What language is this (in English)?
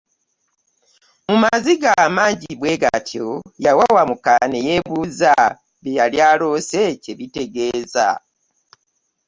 Ganda